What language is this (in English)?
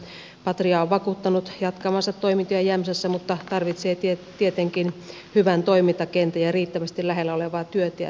Finnish